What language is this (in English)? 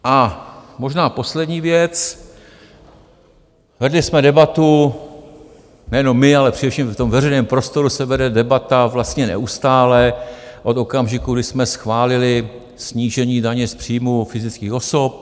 Czech